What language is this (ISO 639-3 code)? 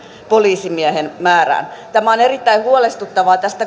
fin